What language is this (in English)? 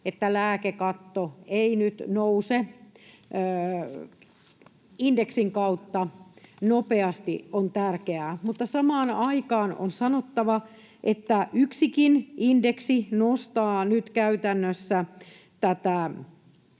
Finnish